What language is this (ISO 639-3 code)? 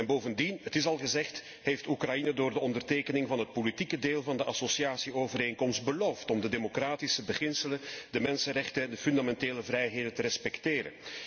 nld